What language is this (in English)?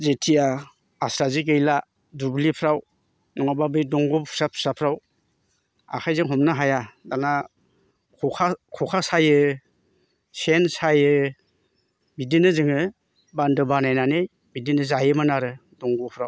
Bodo